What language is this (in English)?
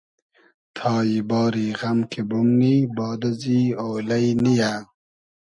Hazaragi